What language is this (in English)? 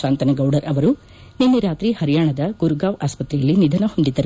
Kannada